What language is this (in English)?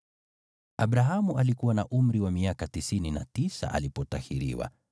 Swahili